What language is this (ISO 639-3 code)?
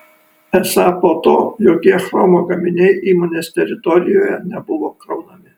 lit